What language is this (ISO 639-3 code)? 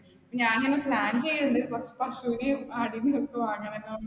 mal